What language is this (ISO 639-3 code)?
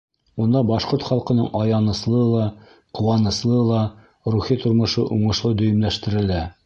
bak